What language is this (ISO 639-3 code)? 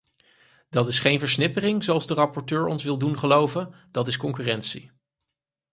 nld